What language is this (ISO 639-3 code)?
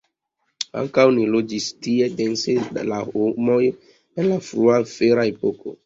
epo